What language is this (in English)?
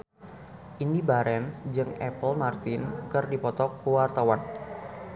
Sundanese